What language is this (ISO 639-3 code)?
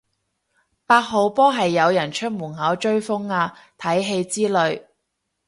yue